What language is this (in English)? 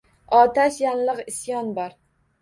Uzbek